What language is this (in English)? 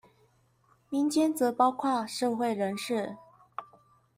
Chinese